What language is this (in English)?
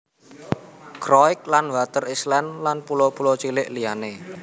Javanese